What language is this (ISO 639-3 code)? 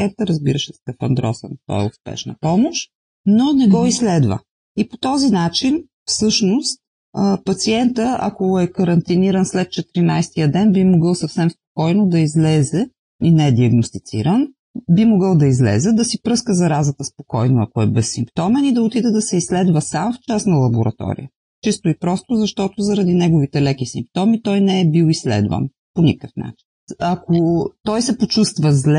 bul